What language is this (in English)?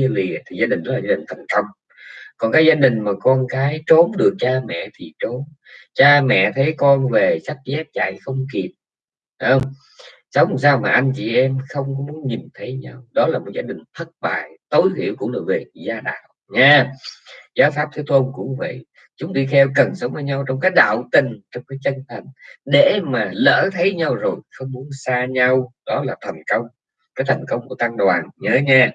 Vietnamese